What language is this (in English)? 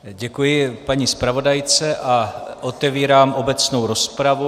Czech